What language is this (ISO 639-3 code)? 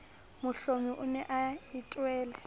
sot